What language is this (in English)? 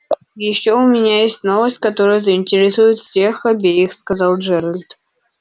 Russian